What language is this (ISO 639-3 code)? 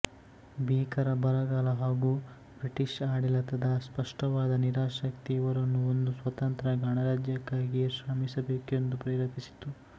kan